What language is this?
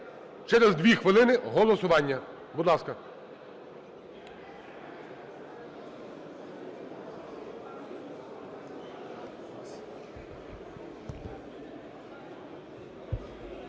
Ukrainian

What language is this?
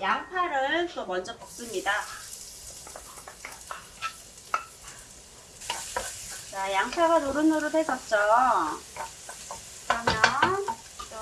Korean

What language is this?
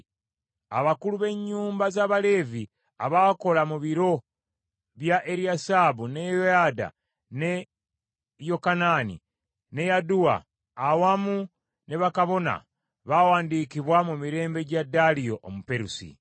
Ganda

